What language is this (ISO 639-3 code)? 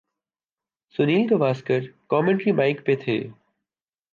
urd